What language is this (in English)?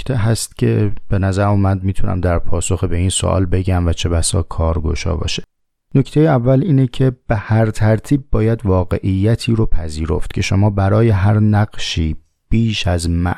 Persian